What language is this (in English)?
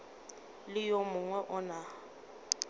Northern Sotho